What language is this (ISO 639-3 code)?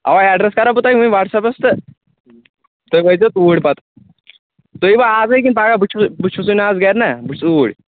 kas